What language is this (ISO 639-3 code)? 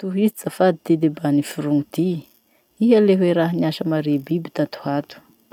msh